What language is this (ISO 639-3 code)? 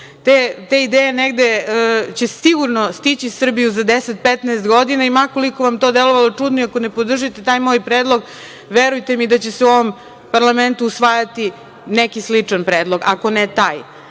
srp